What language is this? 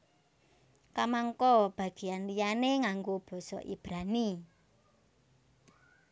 Javanese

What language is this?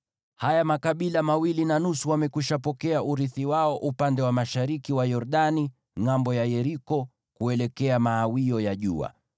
Swahili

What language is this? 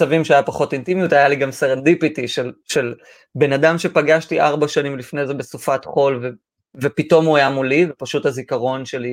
Hebrew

